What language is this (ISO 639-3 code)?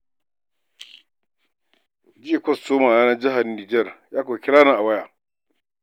hau